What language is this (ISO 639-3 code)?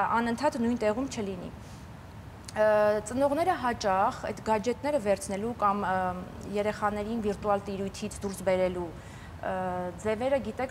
ron